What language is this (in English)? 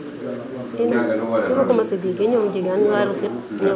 Wolof